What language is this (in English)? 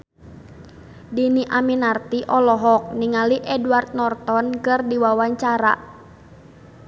Sundanese